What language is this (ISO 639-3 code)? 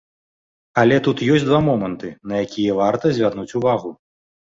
bel